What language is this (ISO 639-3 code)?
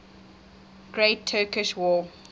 eng